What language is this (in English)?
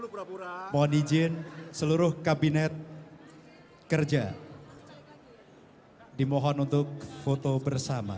Indonesian